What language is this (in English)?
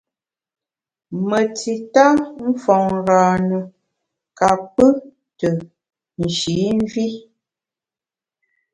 Bamun